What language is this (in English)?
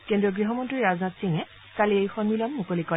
Assamese